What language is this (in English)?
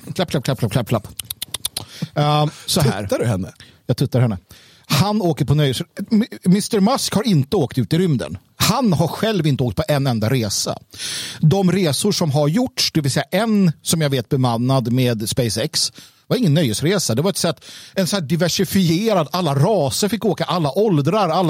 Swedish